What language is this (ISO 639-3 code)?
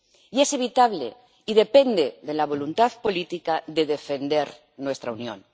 spa